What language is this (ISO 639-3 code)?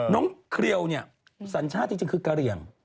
tha